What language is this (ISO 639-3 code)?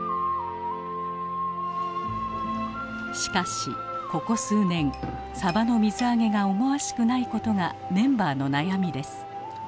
jpn